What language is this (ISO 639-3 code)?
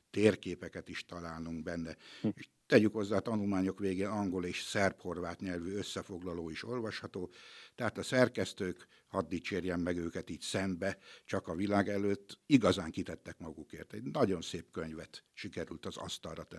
hun